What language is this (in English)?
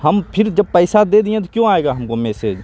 Urdu